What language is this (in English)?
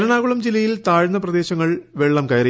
Malayalam